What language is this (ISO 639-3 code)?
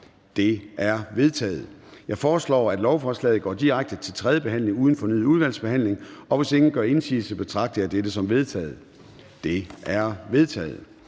dan